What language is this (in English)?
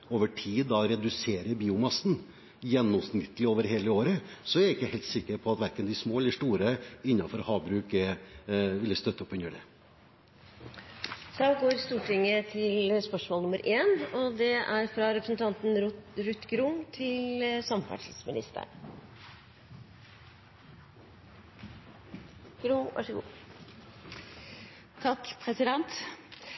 Norwegian